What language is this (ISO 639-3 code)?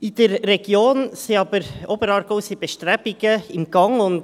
gsw